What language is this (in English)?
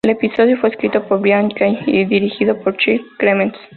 Spanish